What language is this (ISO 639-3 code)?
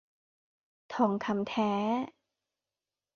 tha